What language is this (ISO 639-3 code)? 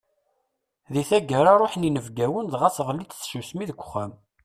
kab